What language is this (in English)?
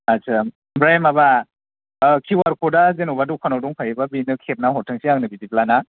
Bodo